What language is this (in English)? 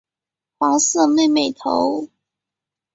Chinese